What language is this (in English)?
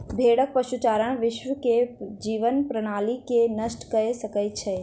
Maithili